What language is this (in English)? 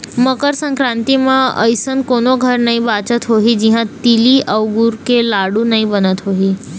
Chhattisgarhi